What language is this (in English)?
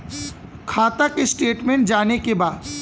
Bhojpuri